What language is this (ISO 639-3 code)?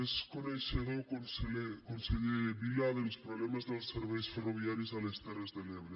cat